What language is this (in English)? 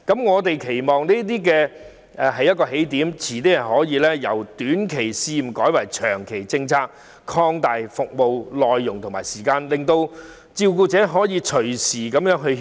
Cantonese